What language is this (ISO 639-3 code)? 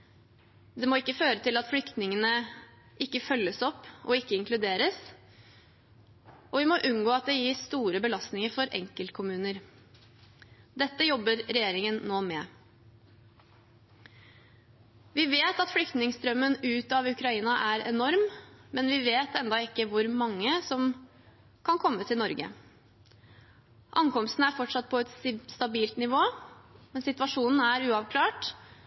nob